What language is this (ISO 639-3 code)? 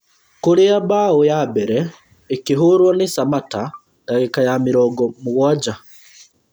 kik